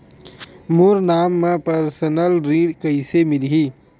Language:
Chhattisgarhi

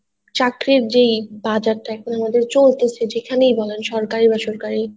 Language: Bangla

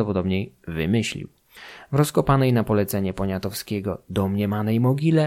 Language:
Polish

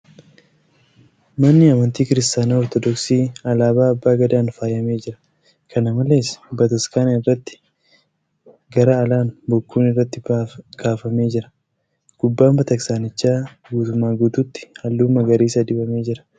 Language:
Oromo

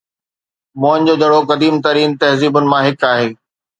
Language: Sindhi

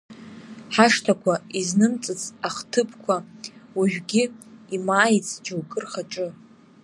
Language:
Abkhazian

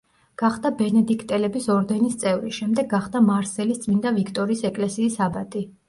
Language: Georgian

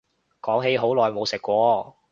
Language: Cantonese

